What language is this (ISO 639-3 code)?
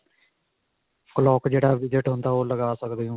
pan